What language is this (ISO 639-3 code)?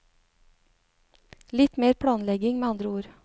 nor